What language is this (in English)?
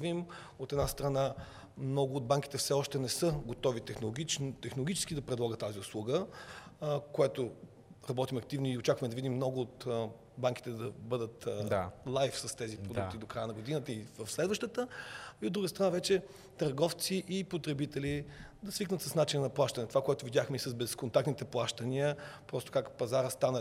Bulgarian